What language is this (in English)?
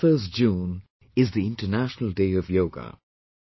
English